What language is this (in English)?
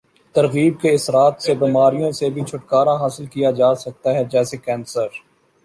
Urdu